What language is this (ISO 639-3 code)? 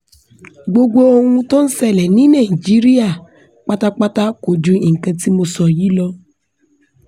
yor